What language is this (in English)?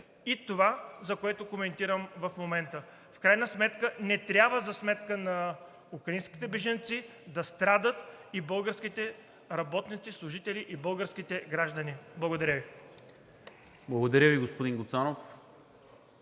Bulgarian